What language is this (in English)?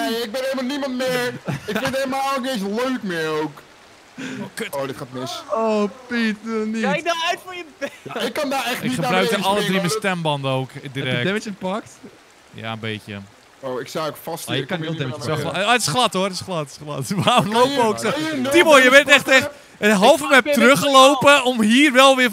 Dutch